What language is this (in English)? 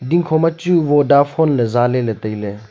Wancho Naga